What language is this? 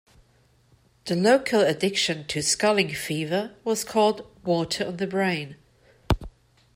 English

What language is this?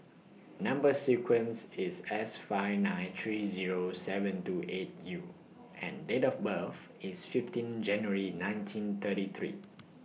English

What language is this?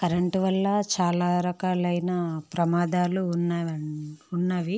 Telugu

